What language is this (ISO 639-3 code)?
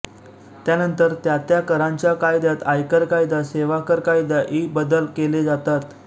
mar